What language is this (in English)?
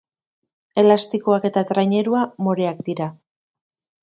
Basque